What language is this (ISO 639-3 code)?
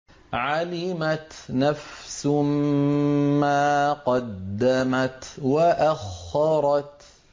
ara